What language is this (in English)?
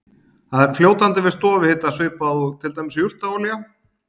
Icelandic